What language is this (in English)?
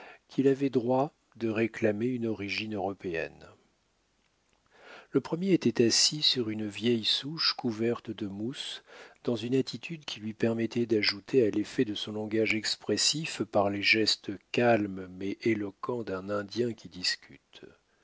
French